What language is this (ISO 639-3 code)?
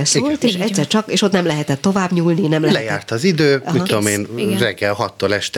hun